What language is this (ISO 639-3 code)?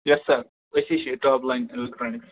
kas